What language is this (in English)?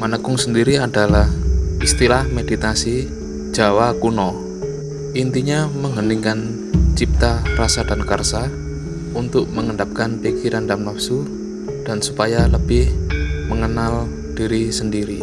Indonesian